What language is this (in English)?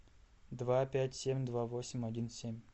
Russian